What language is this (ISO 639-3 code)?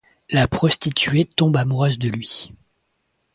fra